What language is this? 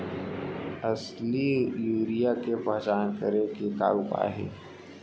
Chhattisgarhi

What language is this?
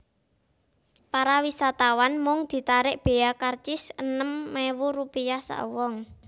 Javanese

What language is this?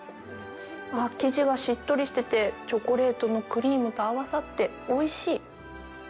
Japanese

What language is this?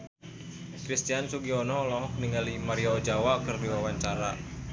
Sundanese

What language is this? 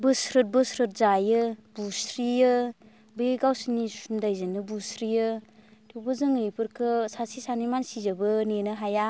Bodo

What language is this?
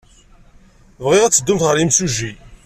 Kabyle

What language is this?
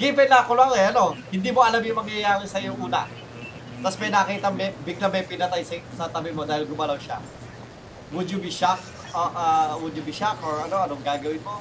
Filipino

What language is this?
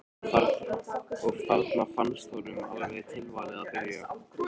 Icelandic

